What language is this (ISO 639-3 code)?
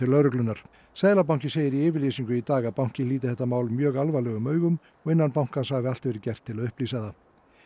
isl